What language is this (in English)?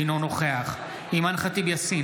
Hebrew